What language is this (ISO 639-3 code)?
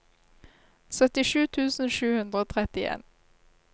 nor